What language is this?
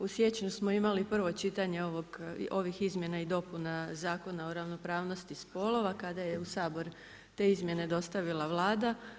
Croatian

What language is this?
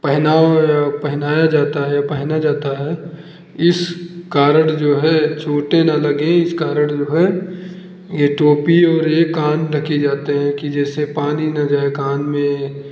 Hindi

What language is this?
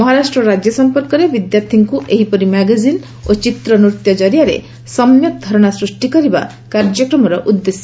Odia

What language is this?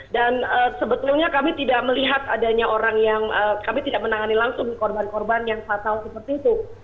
Indonesian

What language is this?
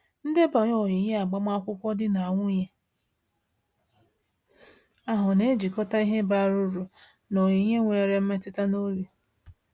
Igbo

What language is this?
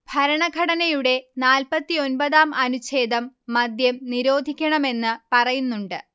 Malayalam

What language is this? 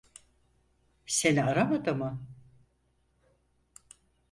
Turkish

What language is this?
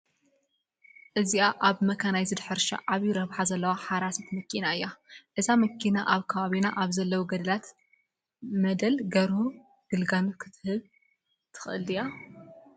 Tigrinya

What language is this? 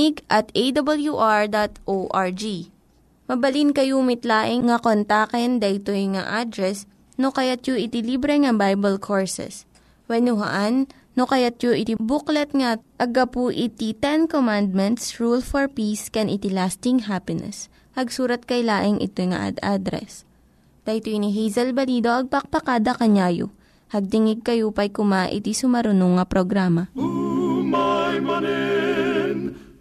Filipino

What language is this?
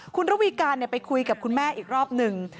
Thai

